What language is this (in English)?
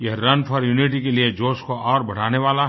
Hindi